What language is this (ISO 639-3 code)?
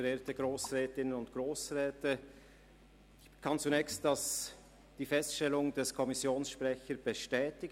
gsw